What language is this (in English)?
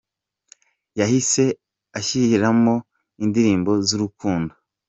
Kinyarwanda